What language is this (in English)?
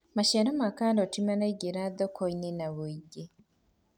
Kikuyu